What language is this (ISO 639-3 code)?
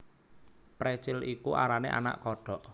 jav